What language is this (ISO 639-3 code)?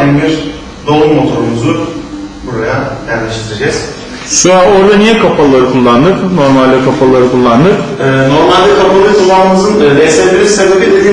tur